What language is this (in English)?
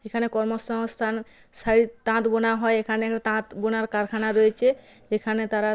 Bangla